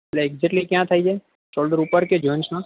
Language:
Gujarati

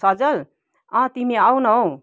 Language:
Nepali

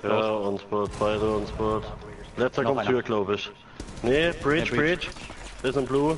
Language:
German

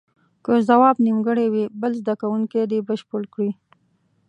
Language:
Pashto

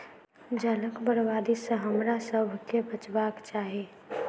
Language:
Maithili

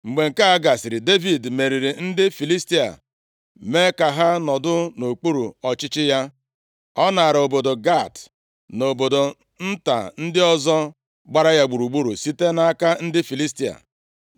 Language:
Igbo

